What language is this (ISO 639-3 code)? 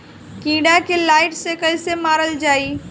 bho